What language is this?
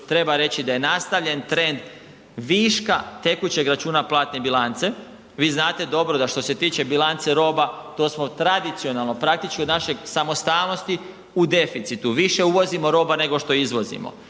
Croatian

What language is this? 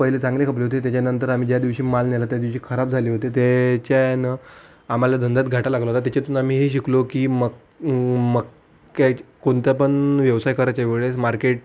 Marathi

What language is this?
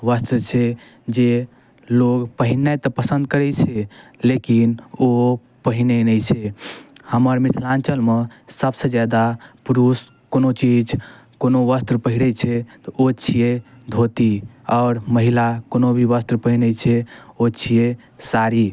Maithili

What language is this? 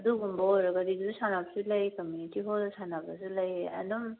Manipuri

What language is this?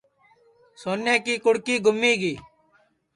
Sansi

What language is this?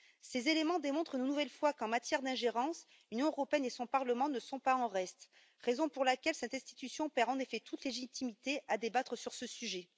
French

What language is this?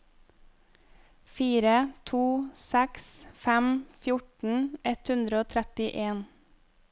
Norwegian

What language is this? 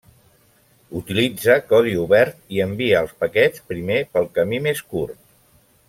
Catalan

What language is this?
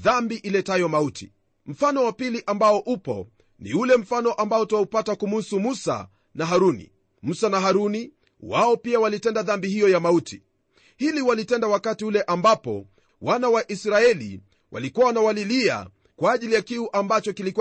Swahili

